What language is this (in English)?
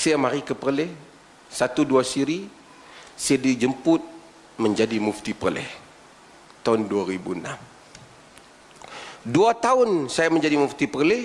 Malay